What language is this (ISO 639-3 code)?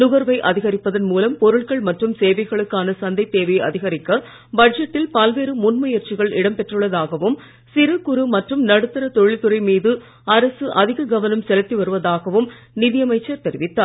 tam